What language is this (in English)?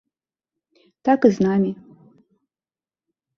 Belarusian